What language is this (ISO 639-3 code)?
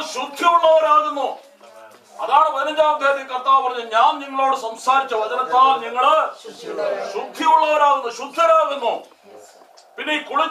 tur